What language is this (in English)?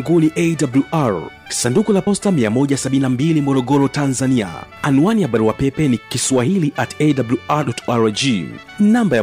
Swahili